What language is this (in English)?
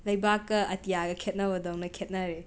Manipuri